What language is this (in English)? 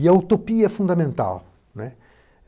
Portuguese